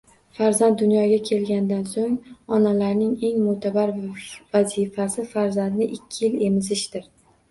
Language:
Uzbek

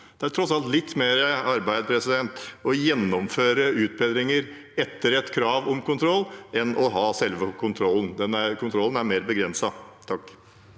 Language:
Norwegian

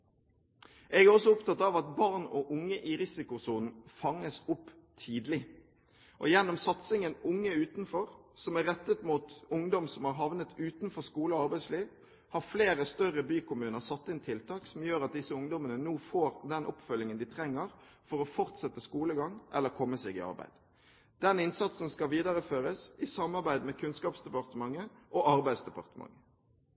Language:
Norwegian Bokmål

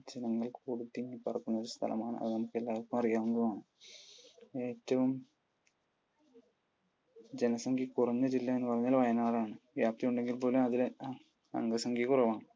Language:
Malayalam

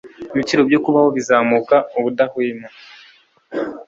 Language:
Kinyarwanda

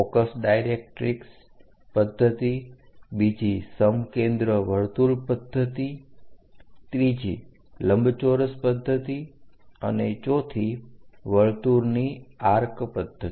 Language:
Gujarati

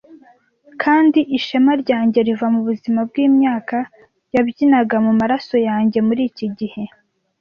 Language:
Kinyarwanda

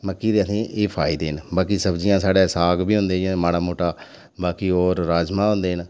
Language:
Dogri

